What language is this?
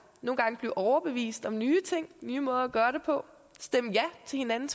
Danish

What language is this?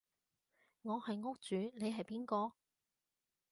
Cantonese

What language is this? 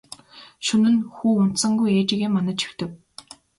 Mongolian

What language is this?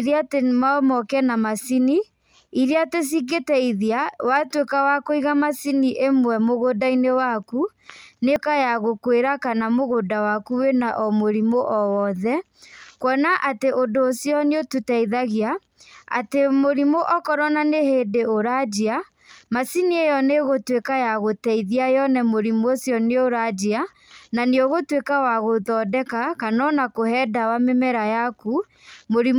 Kikuyu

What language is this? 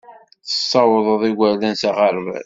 Kabyle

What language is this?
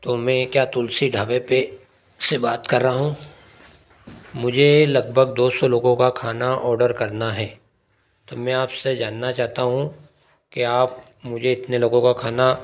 Hindi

